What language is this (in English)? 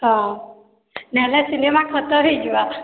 Odia